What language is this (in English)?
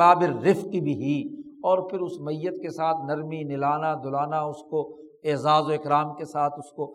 Urdu